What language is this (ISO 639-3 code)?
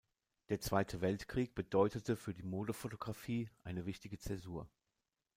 deu